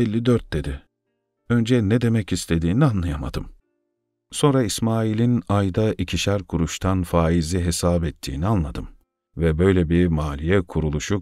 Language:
Turkish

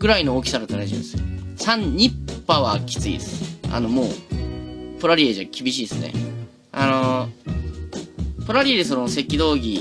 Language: Japanese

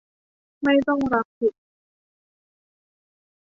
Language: Thai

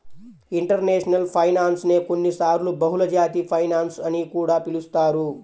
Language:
Telugu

